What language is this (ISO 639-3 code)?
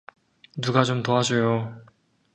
kor